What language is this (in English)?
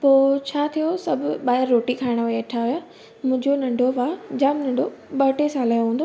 Sindhi